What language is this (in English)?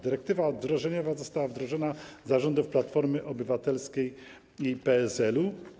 Polish